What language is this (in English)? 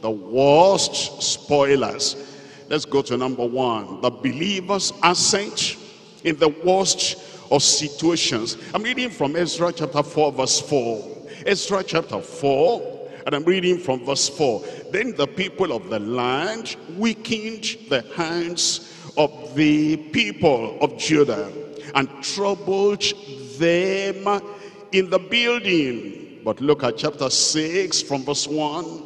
English